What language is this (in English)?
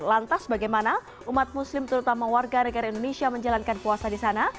Indonesian